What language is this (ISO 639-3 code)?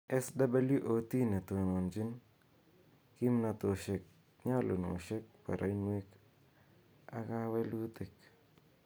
kln